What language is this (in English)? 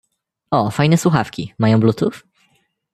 Polish